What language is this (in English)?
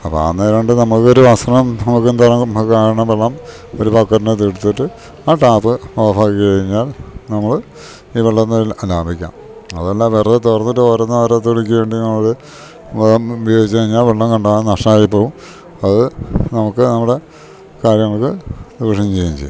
Malayalam